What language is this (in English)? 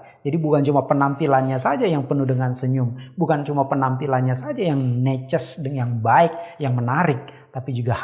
Indonesian